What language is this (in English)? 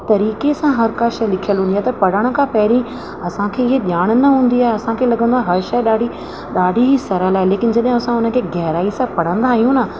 Sindhi